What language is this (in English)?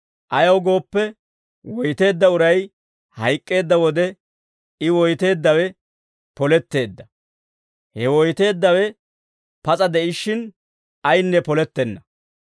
Dawro